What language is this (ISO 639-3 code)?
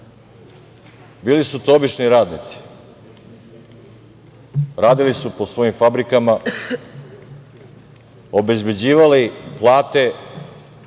srp